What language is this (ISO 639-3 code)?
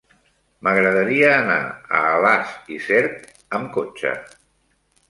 cat